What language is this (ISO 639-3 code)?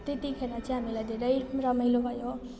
nep